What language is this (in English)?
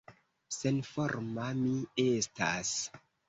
Esperanto